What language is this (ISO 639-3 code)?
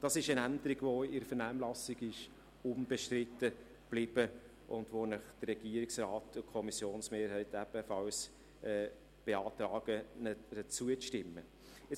gsw